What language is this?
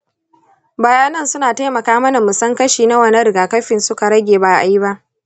Hausa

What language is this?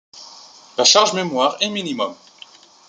French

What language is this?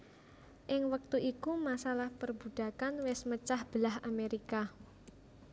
Javanese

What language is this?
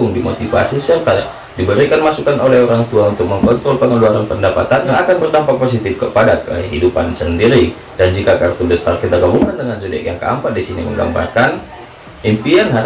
Indonesian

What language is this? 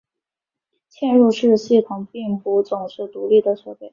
Chinese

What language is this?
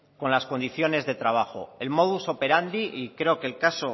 Spanish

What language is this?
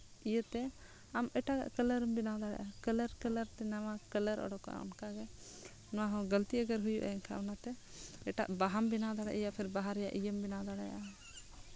Santali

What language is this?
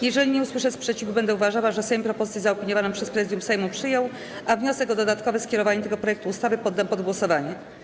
Polish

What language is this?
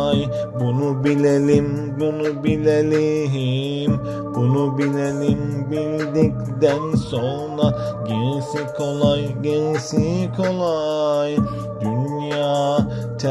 Turkish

